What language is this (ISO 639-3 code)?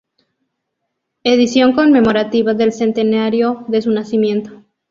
spa